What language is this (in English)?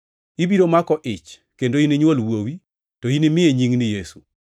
Luo (Kenya and Tanzania)